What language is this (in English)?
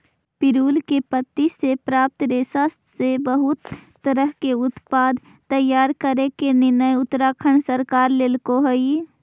Magahi